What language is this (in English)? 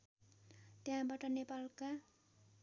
Nepali